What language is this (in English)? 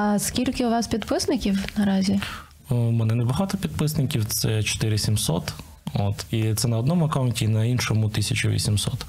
Ukrainian